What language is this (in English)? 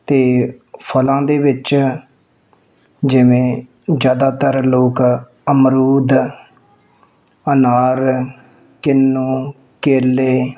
Punjabi